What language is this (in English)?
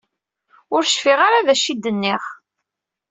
Kabyle